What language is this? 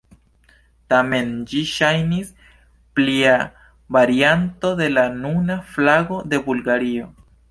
Esperanto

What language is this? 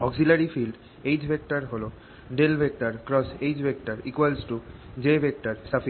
Bangla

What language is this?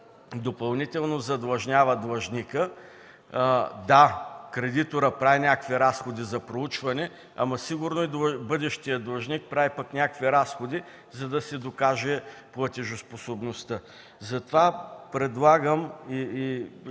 Bulgarian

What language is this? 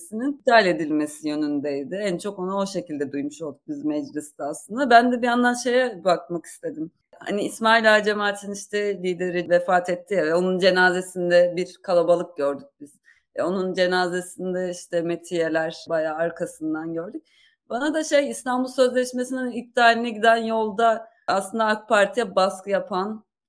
Turkish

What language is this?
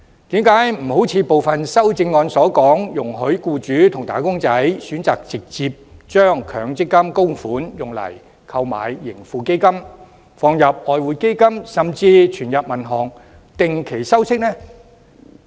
Cantonese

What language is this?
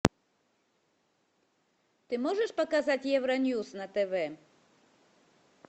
Russian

